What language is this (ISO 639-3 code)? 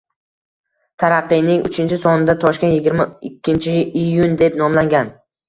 uzb